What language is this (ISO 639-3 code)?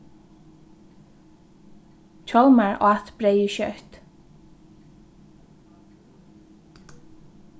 fao